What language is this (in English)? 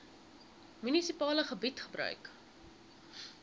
Afrikaans